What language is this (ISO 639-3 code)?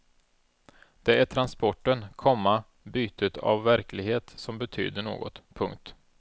swe